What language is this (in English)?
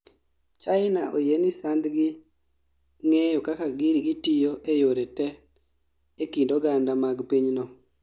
Luo (Kenya and Tanzania)